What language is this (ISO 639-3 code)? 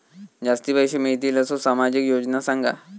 mar